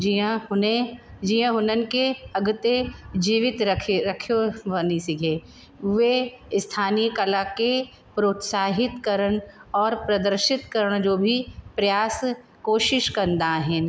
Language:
Sindhi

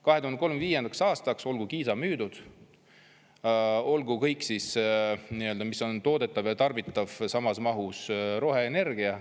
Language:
Estonian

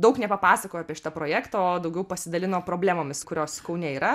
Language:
Lithuanian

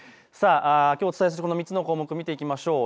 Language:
Japanese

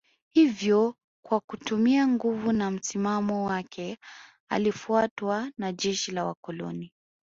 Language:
Swahili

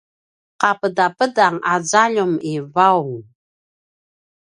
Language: Paiwan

